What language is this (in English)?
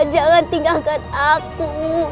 Indonesian